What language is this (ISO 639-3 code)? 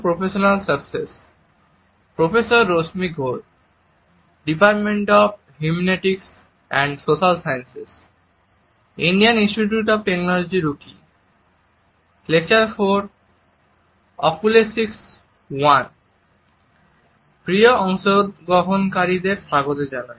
ben